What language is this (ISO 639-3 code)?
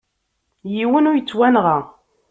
kab